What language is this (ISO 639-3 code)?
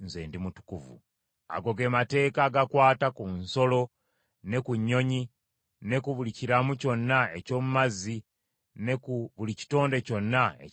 lug